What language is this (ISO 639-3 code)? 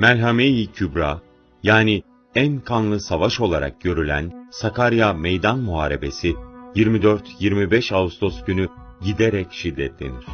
tur